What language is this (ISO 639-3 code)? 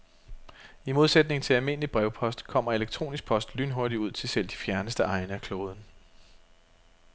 dan